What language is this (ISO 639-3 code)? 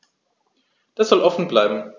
deu